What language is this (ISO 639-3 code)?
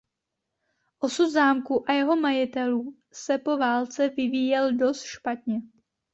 ces